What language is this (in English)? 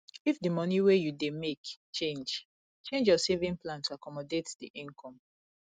Nigerian Pidgin